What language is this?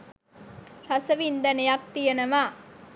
Sinhala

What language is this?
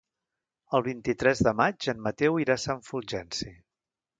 Catalan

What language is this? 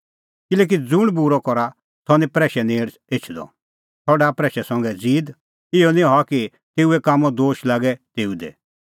Kullu Pahari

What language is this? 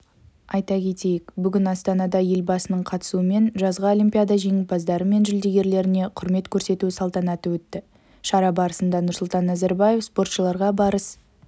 Kazakh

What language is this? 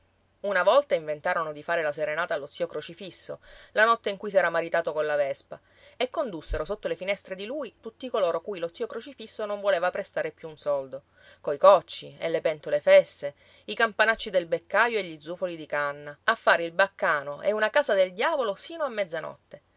Italian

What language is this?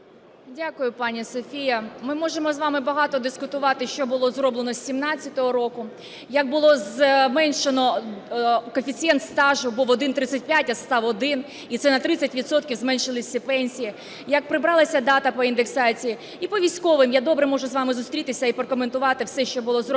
Ukrainian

